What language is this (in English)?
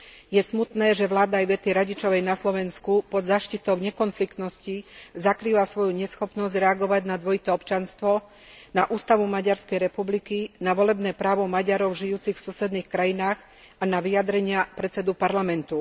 Slovak